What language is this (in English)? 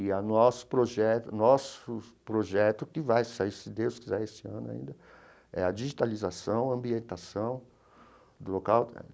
Portuguese